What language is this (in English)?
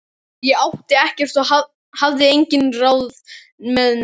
Icelandic